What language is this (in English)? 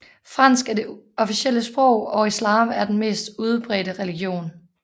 Danish